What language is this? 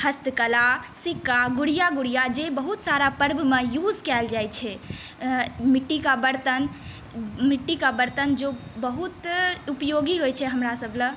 Maithili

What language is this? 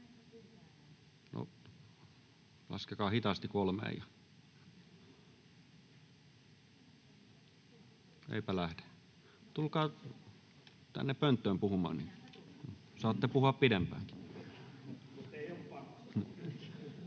Finnish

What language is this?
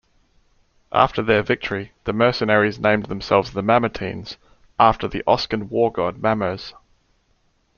English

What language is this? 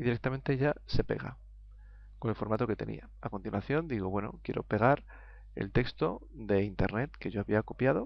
Spanish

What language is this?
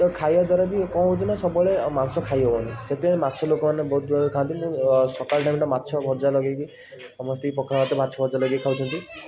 Odia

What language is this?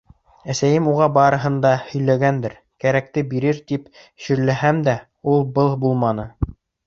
Bashkir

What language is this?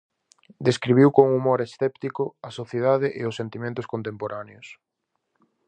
Galician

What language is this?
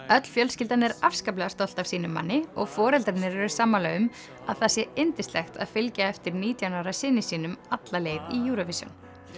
Icelandic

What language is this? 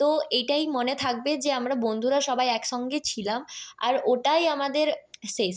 Bangla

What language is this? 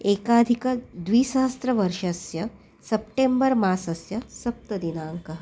Sanskrit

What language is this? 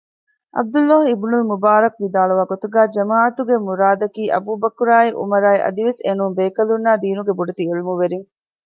Divehi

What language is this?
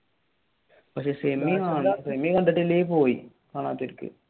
Malayalam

